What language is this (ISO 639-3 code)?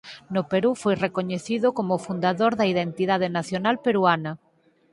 glg